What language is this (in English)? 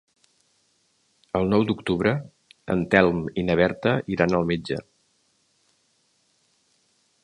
Catalan